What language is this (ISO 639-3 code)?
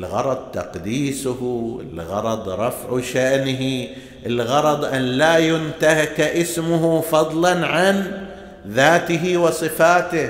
ara